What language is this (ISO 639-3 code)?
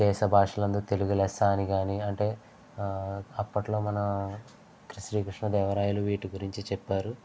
tel